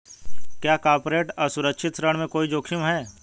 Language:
Hindi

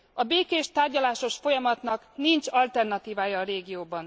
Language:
Hungarian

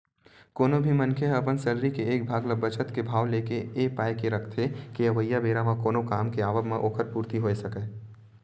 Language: Chhattisgarhi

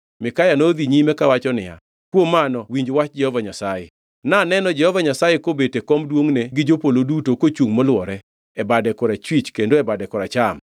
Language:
Luo (Kenya and Tanzania)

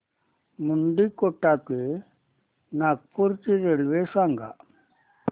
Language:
Marathi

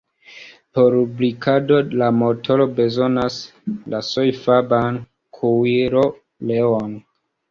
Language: Esperanto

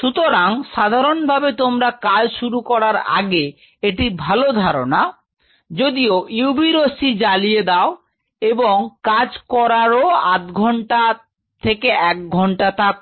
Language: Bangla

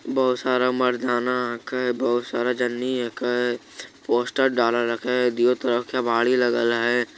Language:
Magahi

